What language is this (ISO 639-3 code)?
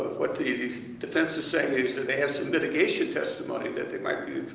eng